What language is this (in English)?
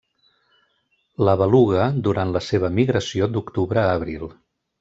Catalan